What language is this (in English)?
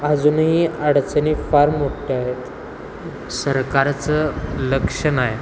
Marathi